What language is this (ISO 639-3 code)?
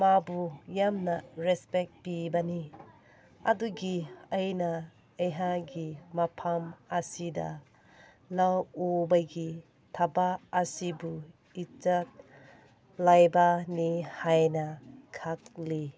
mni